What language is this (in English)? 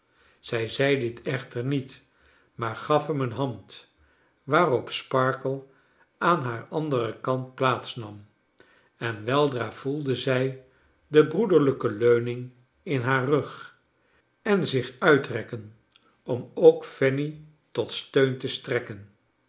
Dutch